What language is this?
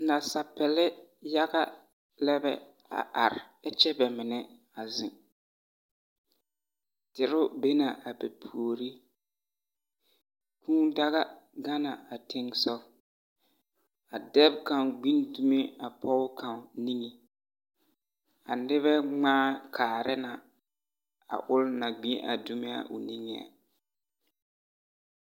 Southern Dagaare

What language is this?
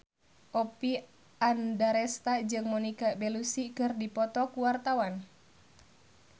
Sundanese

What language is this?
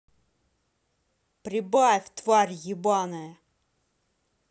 Russian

